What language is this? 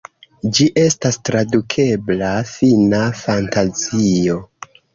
Esperanto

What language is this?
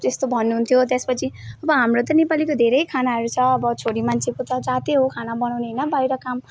Nepali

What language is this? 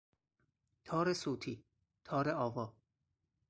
Persian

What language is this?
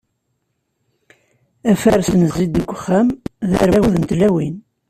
Kabyle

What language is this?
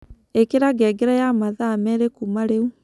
Kikuyu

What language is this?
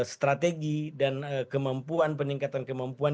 Indonesian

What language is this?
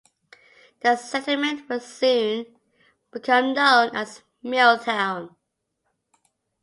English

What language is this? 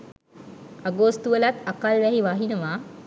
Sinhala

